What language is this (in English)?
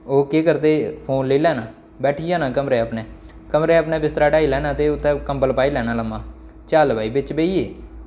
Dogri